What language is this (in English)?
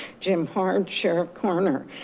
English